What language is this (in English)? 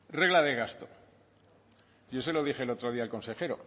Spanish